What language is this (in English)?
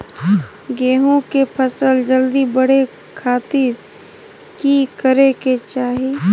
Magahi